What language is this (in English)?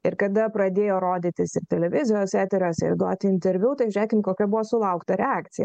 Lithuanian